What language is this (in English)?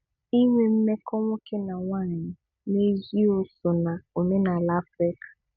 Igbo